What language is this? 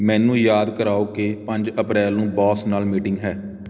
Punjabi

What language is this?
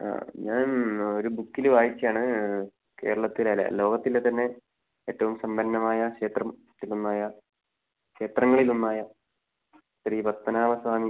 Malayalam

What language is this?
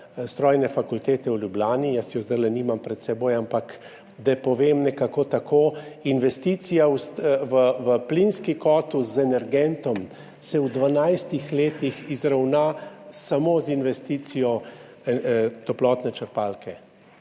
Slovenian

